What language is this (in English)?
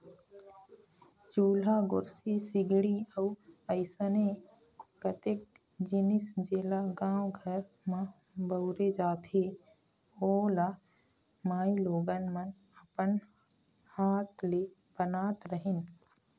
Chhattisgarhi